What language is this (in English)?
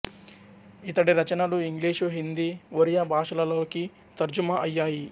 Telugu